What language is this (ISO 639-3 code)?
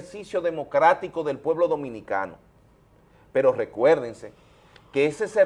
spa